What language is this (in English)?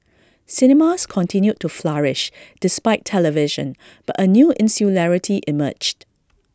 English